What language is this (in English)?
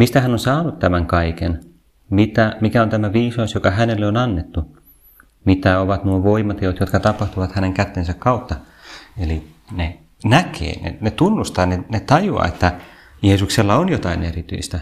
Finnish